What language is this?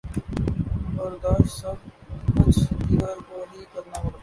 Urdu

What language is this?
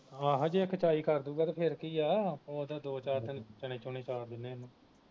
Punjabi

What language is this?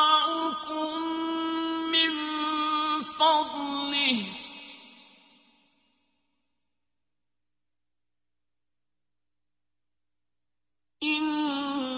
Arabic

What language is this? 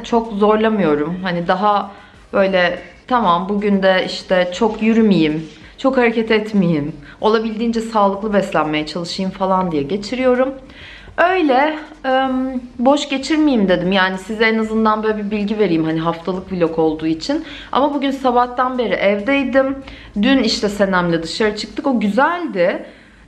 Turkish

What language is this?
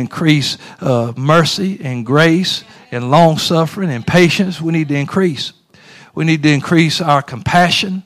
English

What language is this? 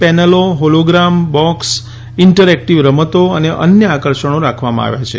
Gujarati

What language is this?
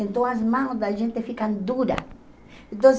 Portuguese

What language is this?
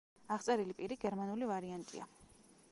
Georgian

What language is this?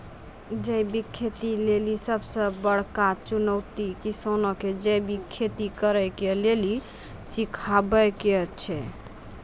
Maithili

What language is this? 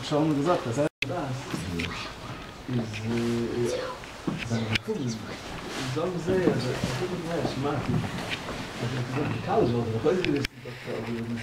Hebrew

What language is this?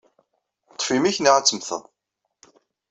Kabyle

